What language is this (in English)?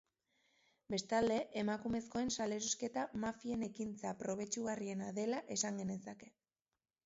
Basque